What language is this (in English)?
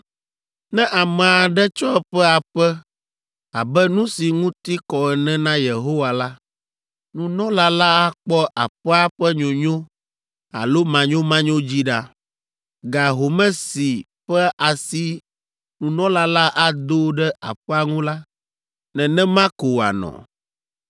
Ewe